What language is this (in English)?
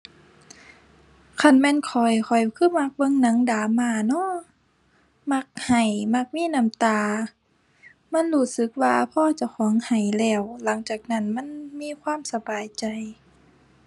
Thai